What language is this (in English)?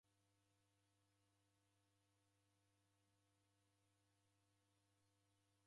Taita